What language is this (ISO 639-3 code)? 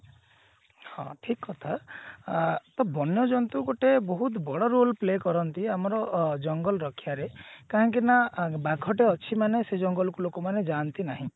ori